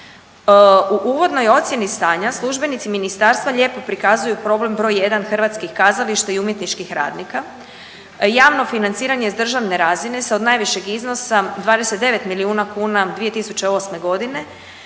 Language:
Croatian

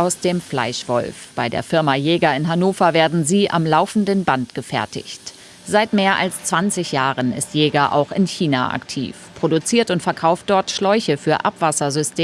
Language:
German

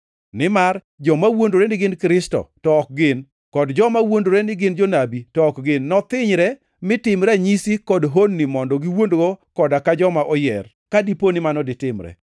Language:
Luo (Kenya and Tanzania)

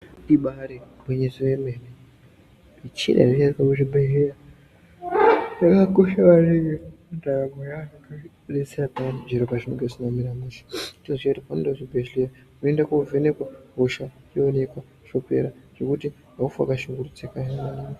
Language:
Ndau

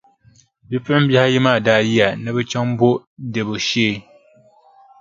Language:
Dagbani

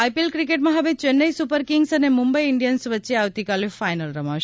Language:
Gujarati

